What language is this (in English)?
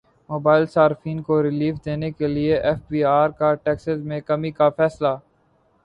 Urdu